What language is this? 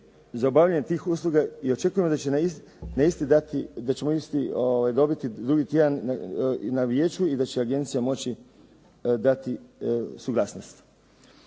Croatian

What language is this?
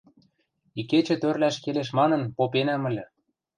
Western Mari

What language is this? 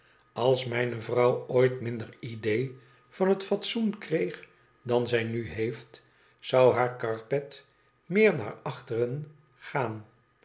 Dutch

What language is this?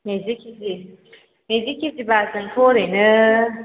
Bodo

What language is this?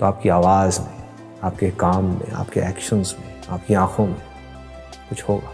Hindi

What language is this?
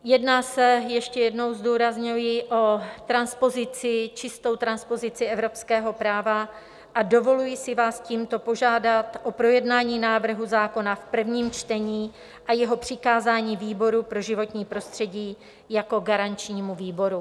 Czech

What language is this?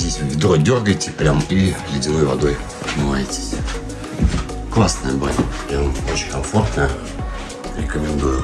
Russian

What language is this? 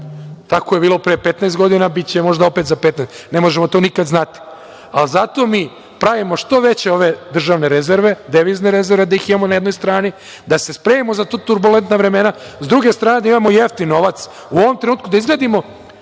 Serbian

